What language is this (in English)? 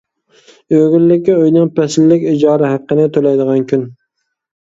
Uyghur